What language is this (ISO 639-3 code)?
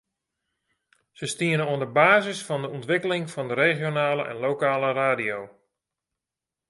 fry